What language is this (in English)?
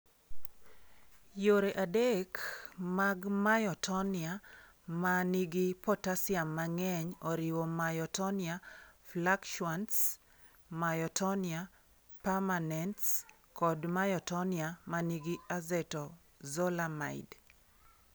Luo (Kenya and Tanzania)